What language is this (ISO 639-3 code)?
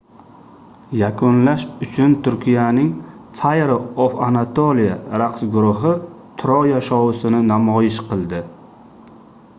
uzb